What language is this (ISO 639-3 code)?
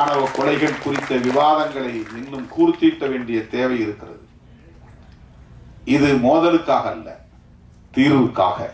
kor